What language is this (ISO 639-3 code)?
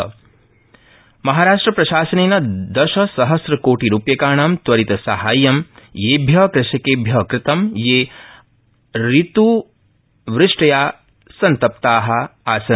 san